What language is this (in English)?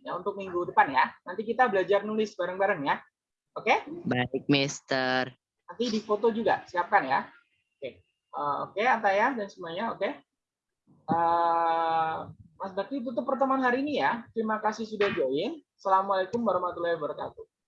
Indonesian